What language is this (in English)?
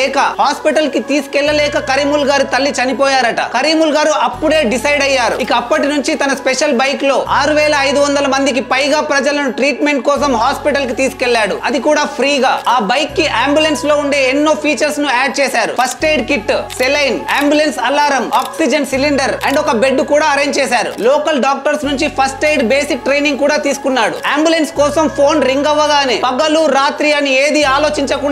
Telugu